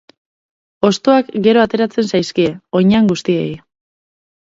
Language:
Basque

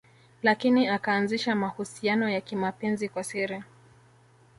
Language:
Swahili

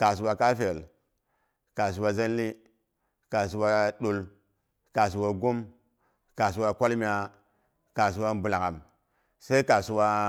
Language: Boghom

